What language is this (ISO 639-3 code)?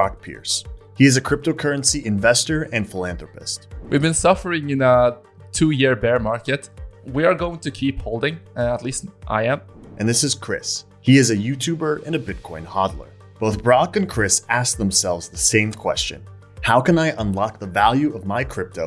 eng